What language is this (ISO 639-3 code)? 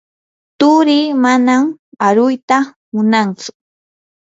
qur